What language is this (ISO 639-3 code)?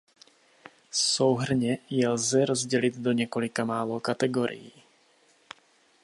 ces